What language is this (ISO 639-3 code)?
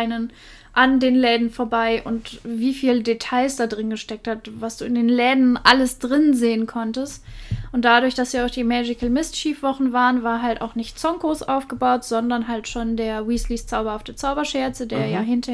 deu